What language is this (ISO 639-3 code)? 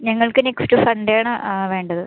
mal